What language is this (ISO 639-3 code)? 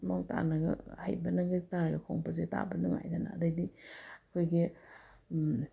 mni